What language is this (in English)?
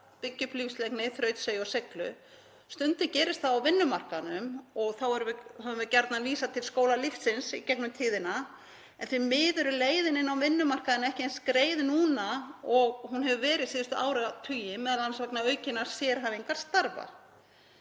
Icelandic